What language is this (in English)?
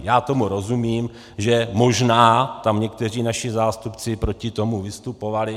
Czech